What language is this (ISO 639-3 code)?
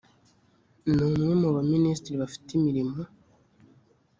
kin